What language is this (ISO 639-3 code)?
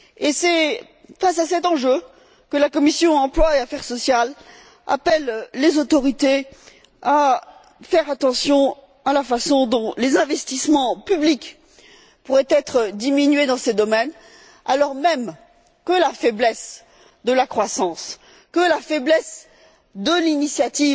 fra